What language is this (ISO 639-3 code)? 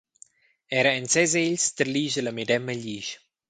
roh